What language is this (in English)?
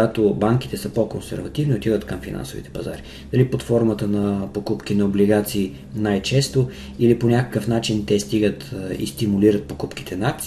Bulgarian